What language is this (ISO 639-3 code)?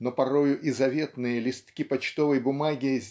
rus